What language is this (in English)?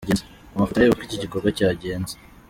Kinyarwanda